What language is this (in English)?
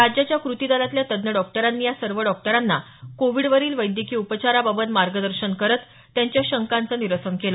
Marathi